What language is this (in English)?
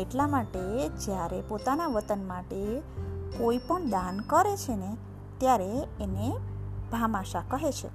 Gujarati